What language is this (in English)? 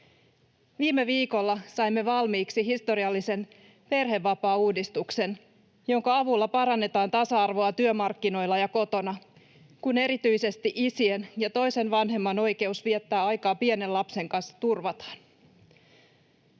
Finnish